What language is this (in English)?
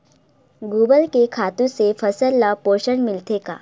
Chhattisgarhi